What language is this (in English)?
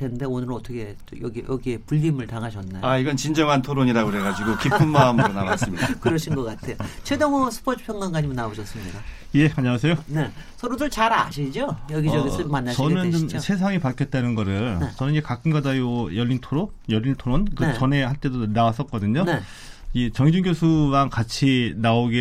Korean